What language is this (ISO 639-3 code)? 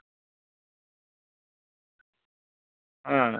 sat